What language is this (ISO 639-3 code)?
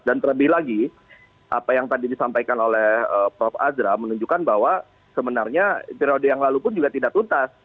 ind